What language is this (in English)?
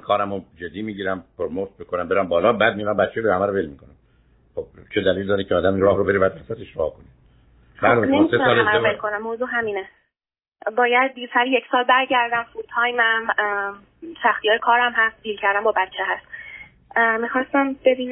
Persian